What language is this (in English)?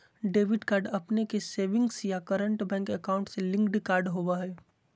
Magahi